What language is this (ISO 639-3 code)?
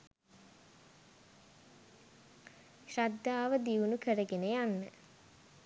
sin